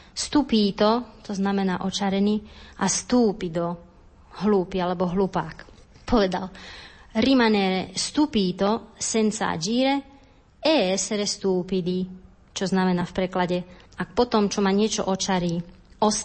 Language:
Slovak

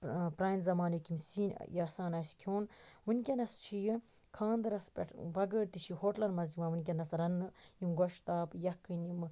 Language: Kashmiri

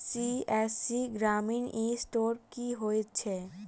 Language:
Maithili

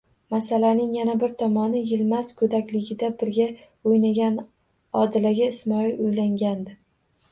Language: Uzbek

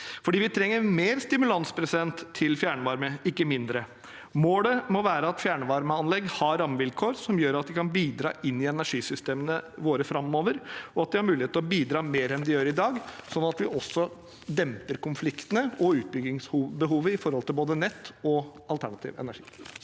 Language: Norwegian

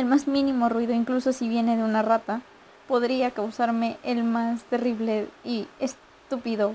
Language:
Spanish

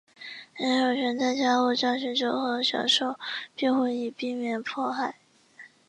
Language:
Chinese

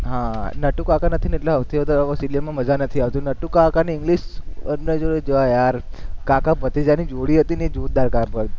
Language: Gujarati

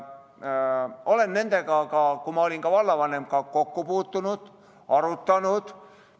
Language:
Estonian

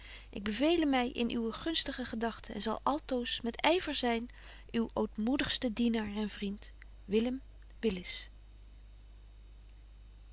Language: Dutch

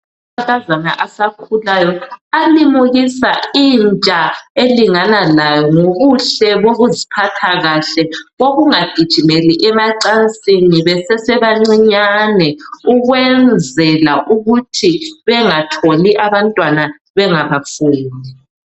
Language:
North Ndebele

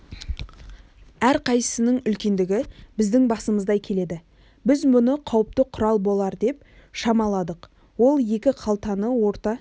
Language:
Kazakh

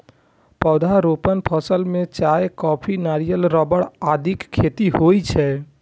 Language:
Maithili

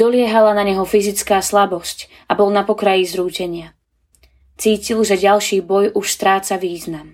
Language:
Slovak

